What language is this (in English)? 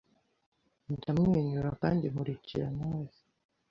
Kinyarwanda